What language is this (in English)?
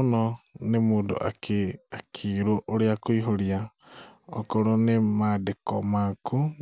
Kikuyu